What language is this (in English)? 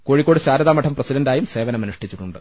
Malayalam